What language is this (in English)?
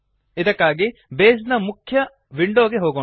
Kannada